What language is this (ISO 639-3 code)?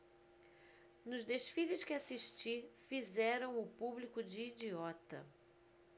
por